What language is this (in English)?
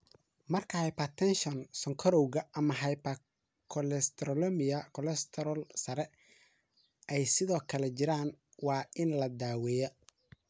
Somali